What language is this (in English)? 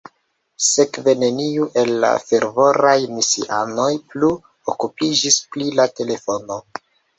Esperanto